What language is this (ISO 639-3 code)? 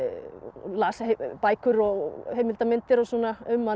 isl